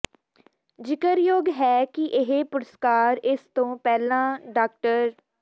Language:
Punjabi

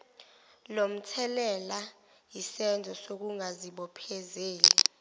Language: Zulu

